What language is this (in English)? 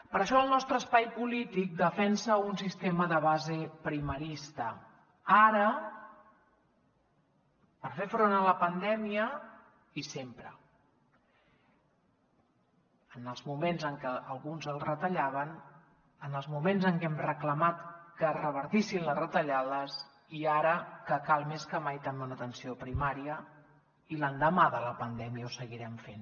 Catalan